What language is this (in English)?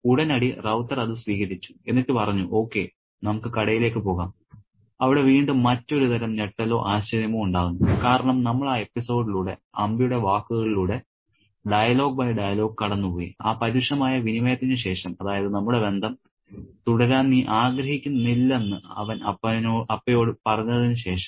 Malayalam